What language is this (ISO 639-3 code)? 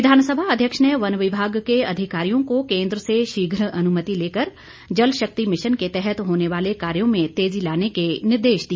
hin